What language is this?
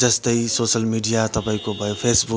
Nepali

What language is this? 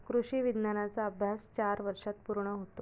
Marathi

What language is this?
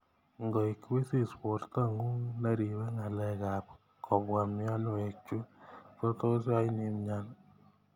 Kalenjin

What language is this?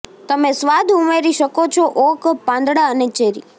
Gujarati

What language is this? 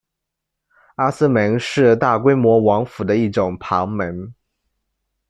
Chinese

